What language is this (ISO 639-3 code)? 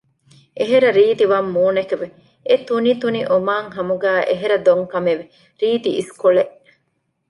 div